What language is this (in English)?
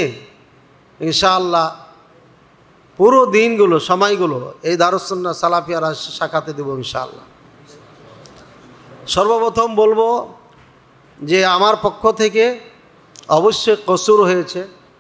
Arabic